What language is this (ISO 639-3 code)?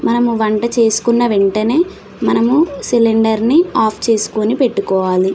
tel